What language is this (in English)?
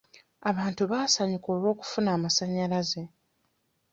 Ganda